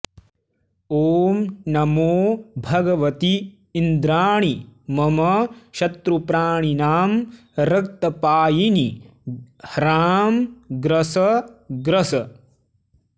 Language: Sanskrit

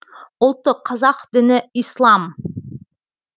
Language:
Kazakh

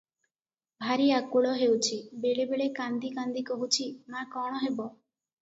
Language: Odia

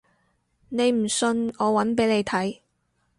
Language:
Cantonese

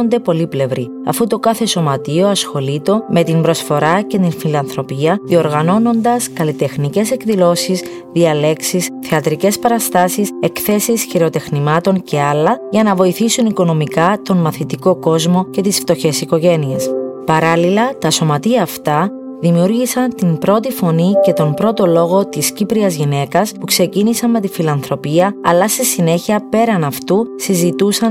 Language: Greek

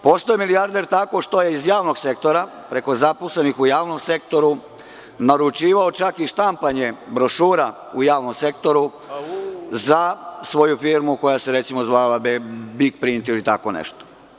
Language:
Serbian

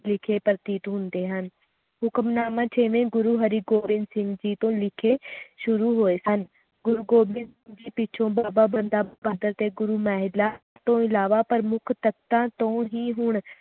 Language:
Punjabi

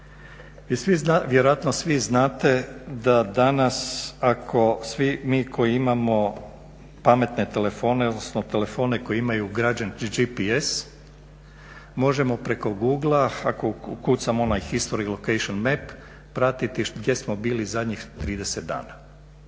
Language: Croatian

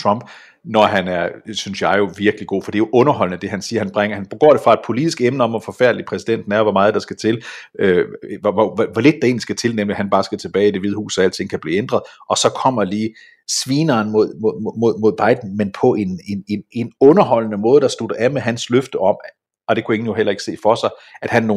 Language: Danish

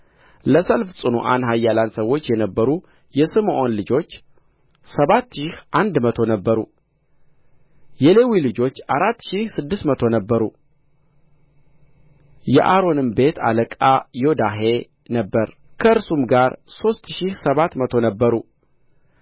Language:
Amharic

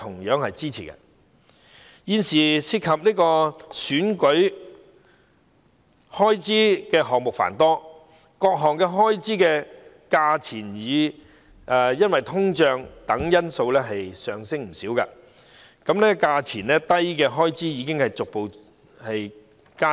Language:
Cantonese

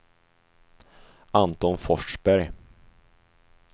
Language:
Swedish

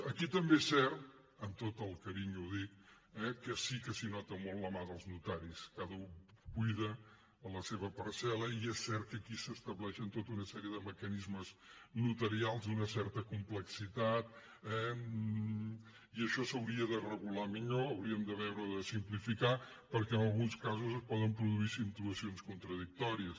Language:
Catalan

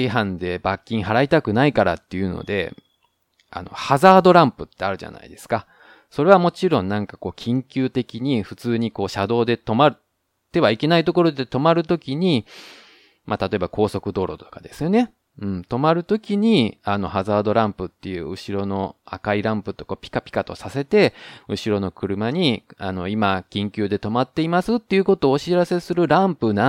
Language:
Japanese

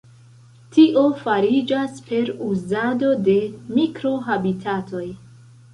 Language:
Esperanto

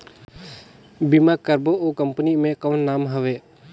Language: Chhattisgarhi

